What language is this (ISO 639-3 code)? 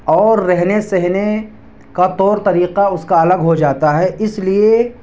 urd